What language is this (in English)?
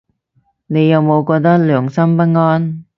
Cantonese